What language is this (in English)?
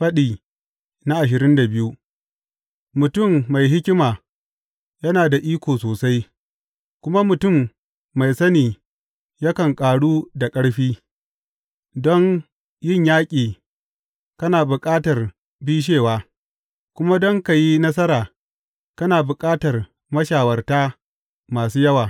Hausa